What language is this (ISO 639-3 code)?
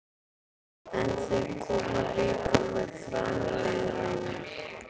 isl